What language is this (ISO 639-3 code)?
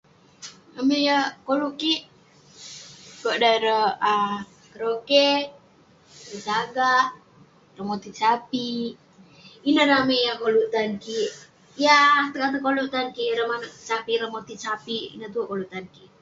pne